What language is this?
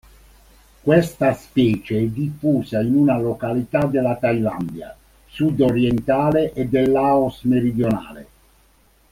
Italian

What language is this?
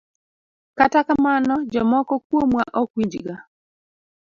Luo (Kenya and Tanzania)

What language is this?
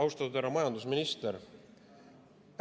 Estonian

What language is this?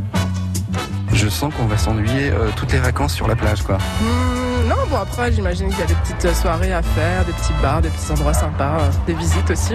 French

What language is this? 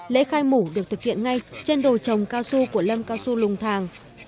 Vietnamese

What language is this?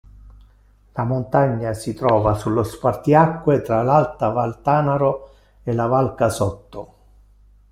Italian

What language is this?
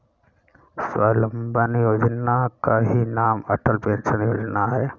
Hindi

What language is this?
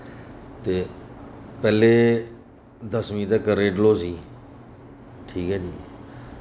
Dogri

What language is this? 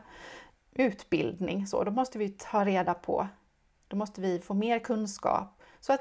Swedish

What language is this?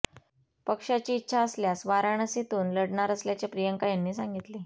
Marathi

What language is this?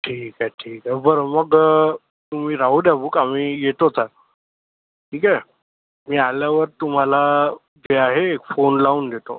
Marathi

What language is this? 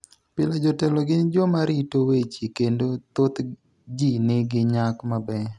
Luo (Kenya and Tanzania)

